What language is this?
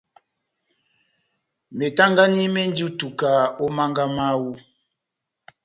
Batanga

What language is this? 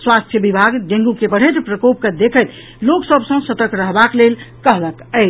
Maithili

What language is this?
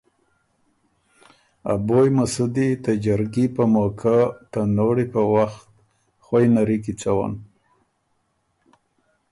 Ormuri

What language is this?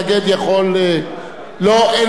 Hebrew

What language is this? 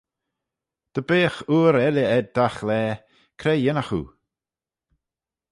Manx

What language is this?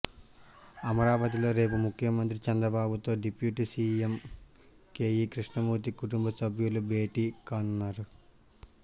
Telugu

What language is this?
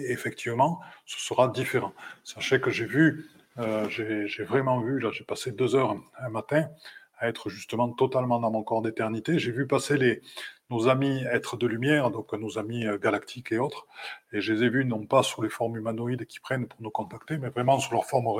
French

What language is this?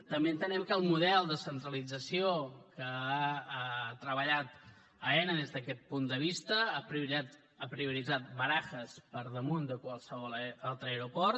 Catalan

